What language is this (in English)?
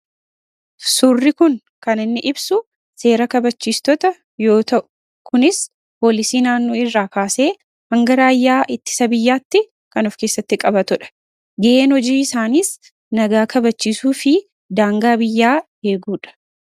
Oromo